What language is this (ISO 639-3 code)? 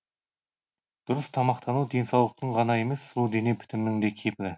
kaz